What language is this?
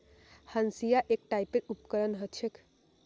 Magahi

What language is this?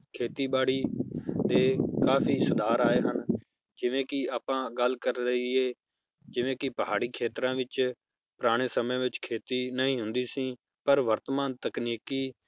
Punjabi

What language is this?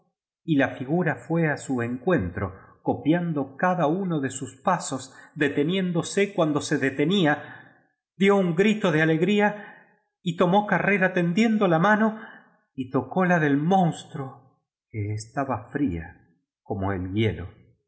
Spanish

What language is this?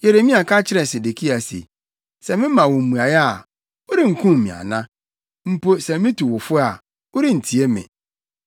Akan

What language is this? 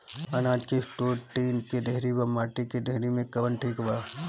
Bhojpuri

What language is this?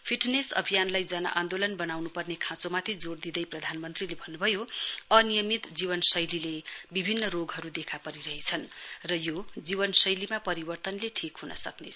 Nepali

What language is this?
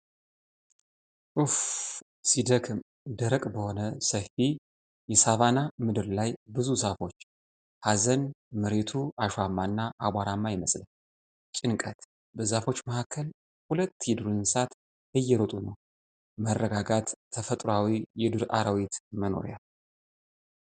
Amharic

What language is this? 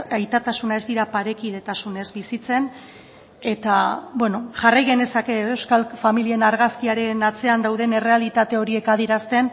Basque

